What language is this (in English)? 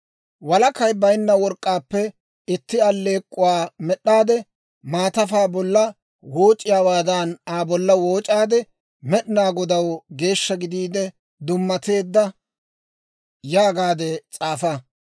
Dawro